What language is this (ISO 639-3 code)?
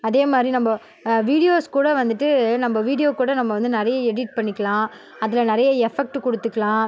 tam